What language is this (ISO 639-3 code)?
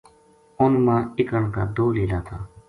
gju